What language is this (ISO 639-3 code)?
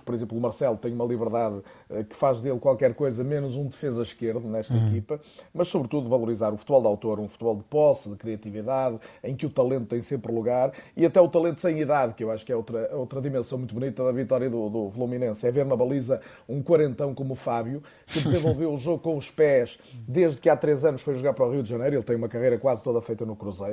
por